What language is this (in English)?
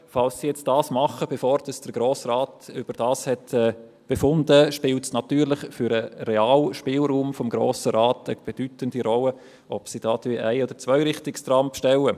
Swiss German